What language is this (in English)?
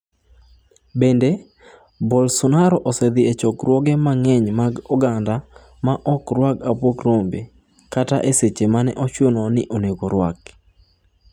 Luo (Kenya and Tanzania)